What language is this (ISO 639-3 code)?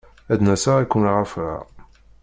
kab